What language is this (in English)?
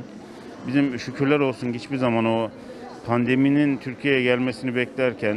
Turkish